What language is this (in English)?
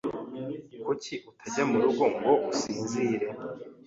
Kinyarwanda